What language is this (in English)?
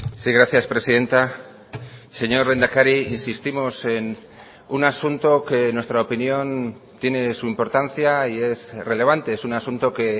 Spanish